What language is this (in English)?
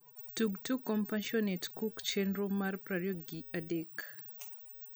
Luo (Kenya and Tanzania)